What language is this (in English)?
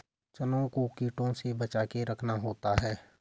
Hindi